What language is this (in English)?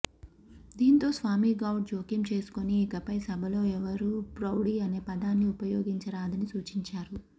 Telugu